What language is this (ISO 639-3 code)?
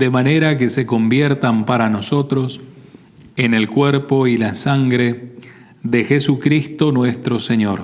spa